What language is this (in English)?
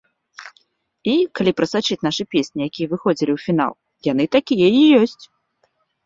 Belarusian